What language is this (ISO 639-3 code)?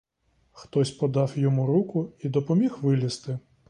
ukr